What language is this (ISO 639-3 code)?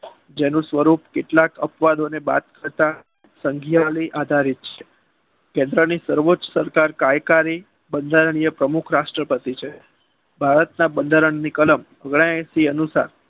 guj